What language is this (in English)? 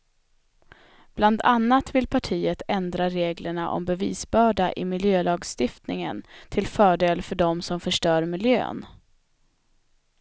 Swedish